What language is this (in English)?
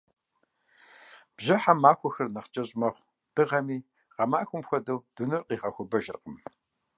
Kabardian